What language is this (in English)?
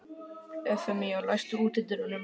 Icelandic